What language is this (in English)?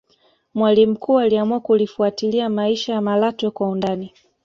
Swahili